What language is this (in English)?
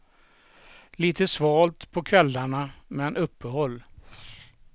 Swedish